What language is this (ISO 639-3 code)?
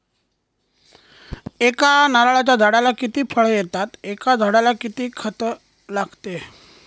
mar